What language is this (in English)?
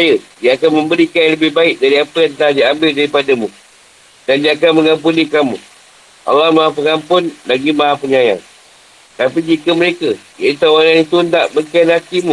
Malay